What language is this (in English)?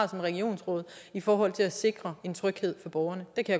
Danish